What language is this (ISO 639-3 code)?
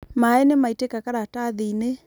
kik